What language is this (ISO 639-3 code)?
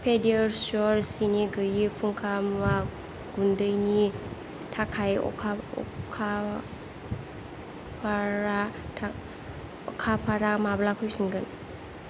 brx